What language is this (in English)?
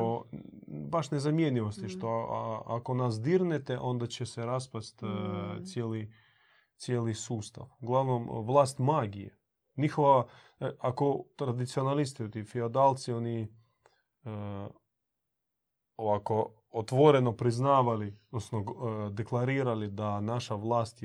Croatian